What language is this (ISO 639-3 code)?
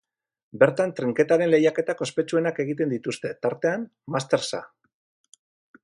eus